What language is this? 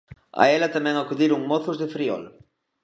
Galician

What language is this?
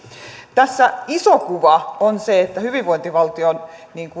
Finnish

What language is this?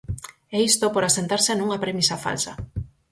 Galician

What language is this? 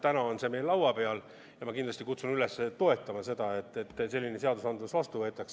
Estonian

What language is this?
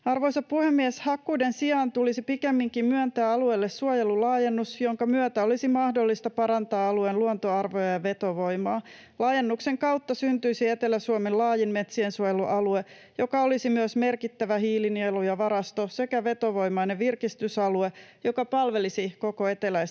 Finnish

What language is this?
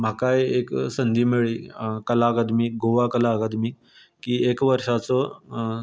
Konkani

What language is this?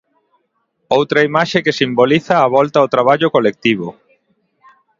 Galician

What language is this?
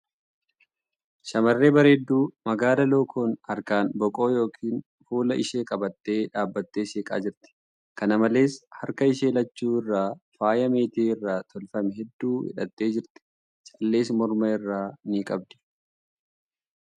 Oromo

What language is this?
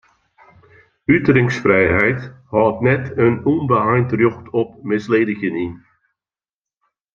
Western Frisian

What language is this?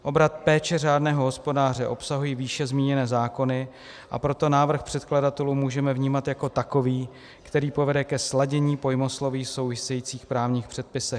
Czech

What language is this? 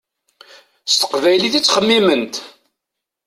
Kabyle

